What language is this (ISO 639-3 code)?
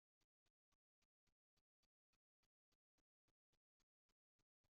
kin